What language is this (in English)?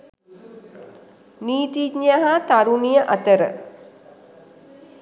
Sinhala